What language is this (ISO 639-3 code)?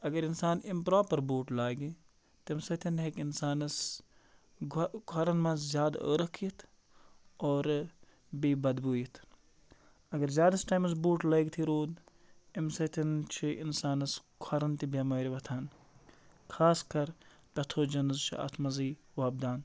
kas